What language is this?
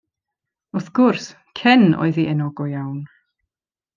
Welsh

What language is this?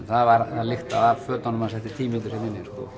Icelandic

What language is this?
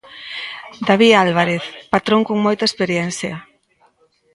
Galician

